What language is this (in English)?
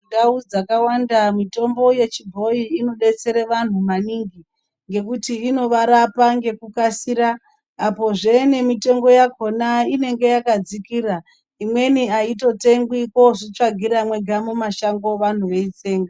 Ndau